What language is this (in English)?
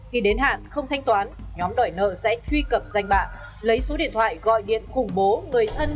Vietnamese